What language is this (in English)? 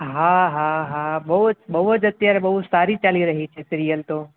Gujarati